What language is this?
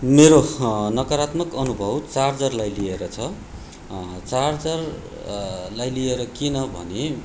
Nepali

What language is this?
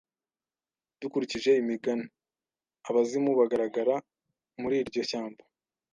Kinyarwanda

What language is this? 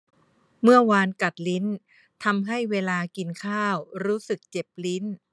Thai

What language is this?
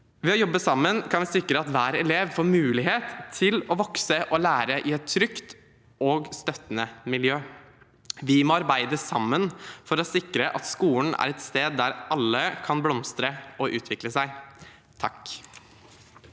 Norwegian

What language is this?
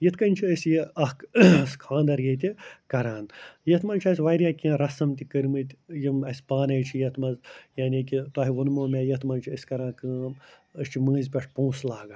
Kashmiri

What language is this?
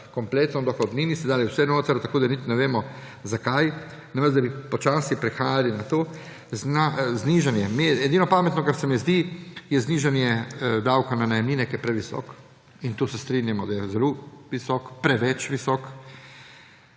Slovenian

